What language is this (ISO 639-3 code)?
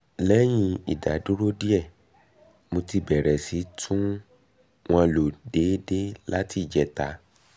yor